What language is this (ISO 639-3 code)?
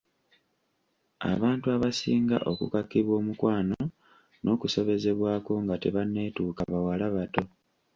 lug